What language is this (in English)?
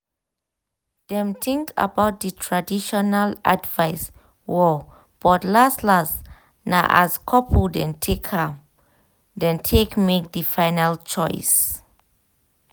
Nigerian Pidgin